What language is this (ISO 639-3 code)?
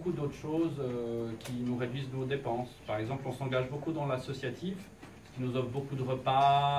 fra